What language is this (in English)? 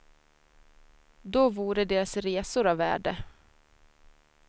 Swedish